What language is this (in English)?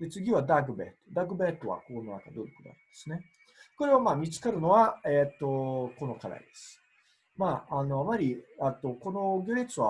Japanese